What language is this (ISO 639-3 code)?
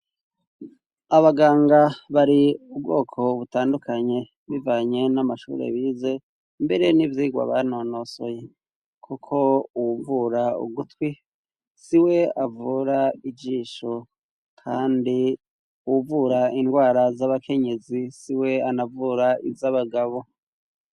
run